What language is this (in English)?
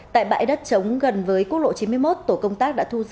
Vietnamese